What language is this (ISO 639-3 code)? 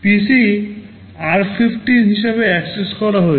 ben